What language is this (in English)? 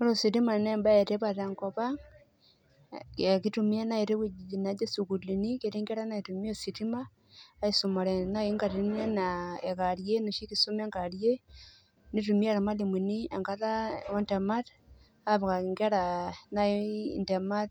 Masai